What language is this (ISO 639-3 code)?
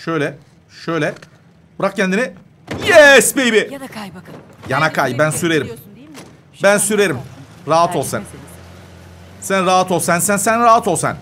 tur